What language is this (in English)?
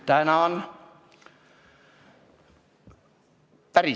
Estonian